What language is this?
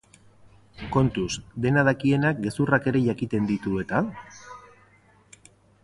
Basque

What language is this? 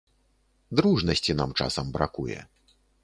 Belarusian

